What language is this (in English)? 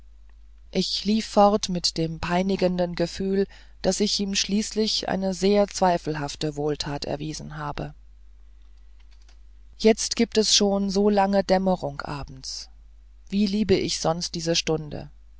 German